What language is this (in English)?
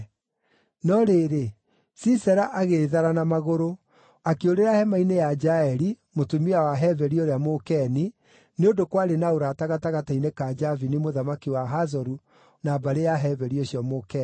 Kikuyu